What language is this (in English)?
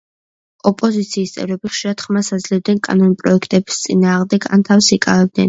Georgian